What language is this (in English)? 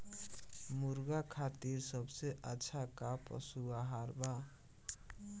Bhojpuri